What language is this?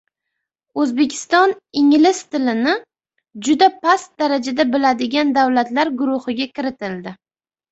Uzbek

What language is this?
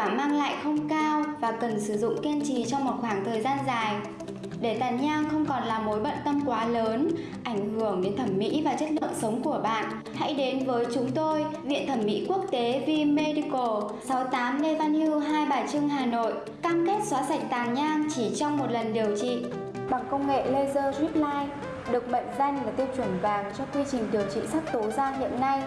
Vietnamese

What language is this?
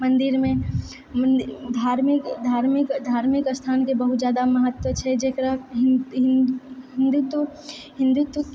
Maithili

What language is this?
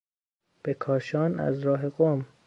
Persian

